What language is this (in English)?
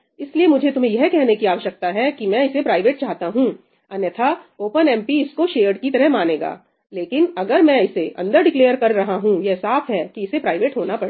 Hindi